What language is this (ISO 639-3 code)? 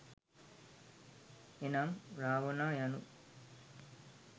sin